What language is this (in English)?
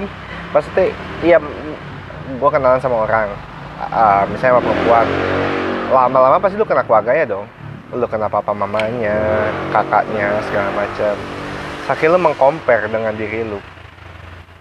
Indonesian